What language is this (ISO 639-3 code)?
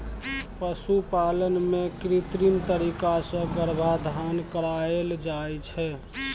mai